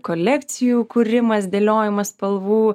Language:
Lithuanian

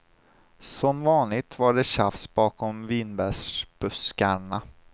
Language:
Swedish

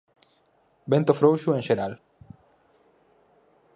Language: Galician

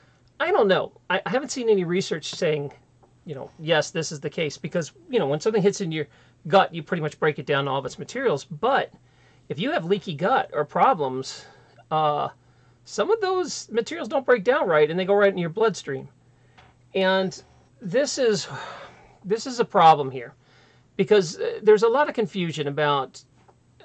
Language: English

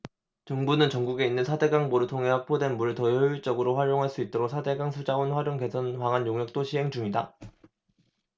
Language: Korean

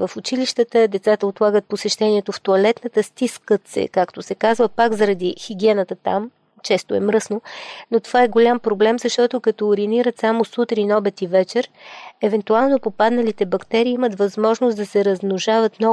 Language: Bulgarian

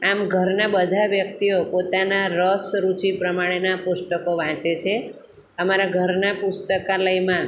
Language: Gujarati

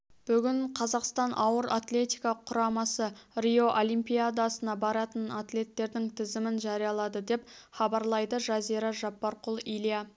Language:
Kazakh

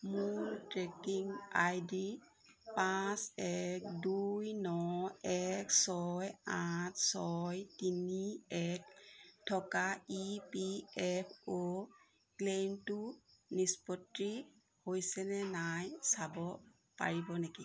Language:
Assamese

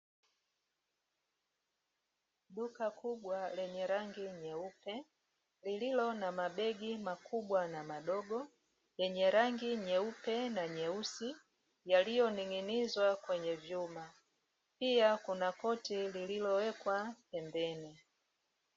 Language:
Swahili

